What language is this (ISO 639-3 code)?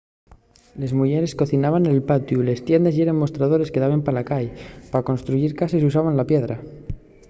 ast